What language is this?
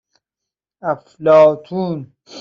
Persian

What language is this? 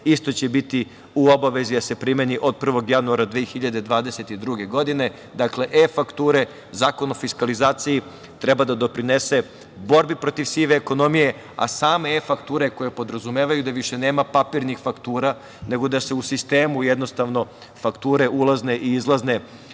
Serbian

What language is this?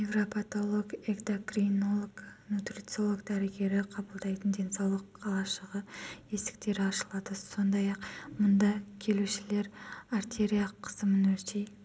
Kazakh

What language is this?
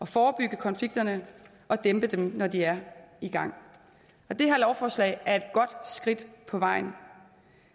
Danish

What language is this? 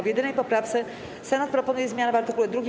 Polish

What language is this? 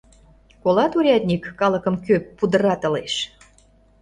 Mari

